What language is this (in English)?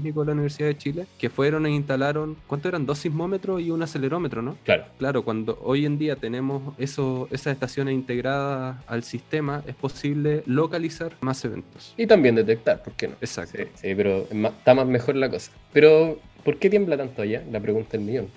Spanish